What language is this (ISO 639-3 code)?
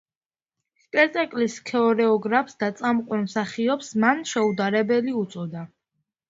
kat